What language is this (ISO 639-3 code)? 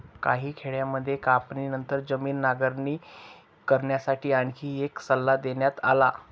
mar